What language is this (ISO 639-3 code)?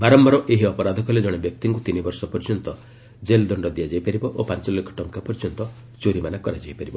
ori